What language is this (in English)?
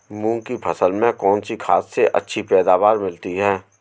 Hindi